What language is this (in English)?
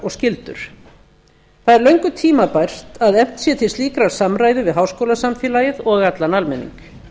Icelandic